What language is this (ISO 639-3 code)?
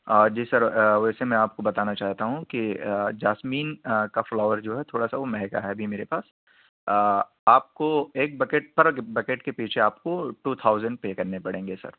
urd